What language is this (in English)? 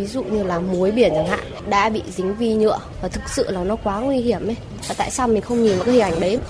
Vietnamese